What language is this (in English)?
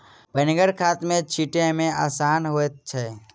Maithili